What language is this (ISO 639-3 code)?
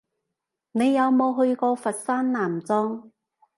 yue